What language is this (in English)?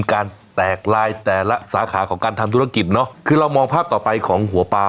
Thai